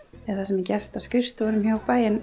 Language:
Icelandic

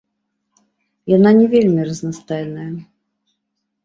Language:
Belarusian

